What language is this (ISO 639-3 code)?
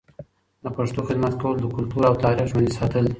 pus